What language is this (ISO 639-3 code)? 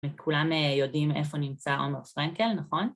heb